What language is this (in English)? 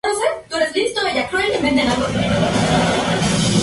Spanish